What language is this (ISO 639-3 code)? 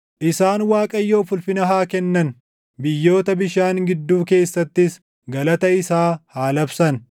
orm